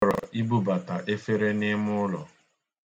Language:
Igbo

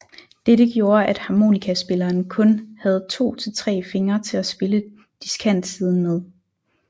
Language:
Danish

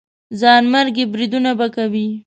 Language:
Pashto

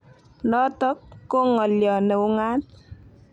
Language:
Kalenjin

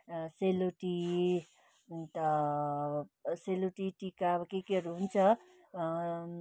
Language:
Nepali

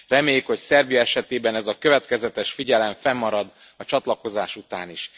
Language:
Hungarian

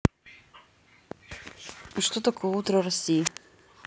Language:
Russian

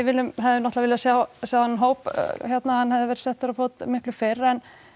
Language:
Icelandic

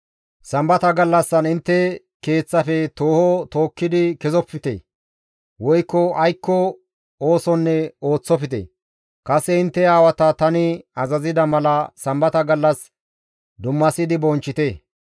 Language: Gamo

